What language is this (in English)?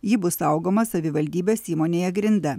Lithuanian